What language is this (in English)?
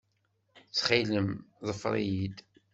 Kabyle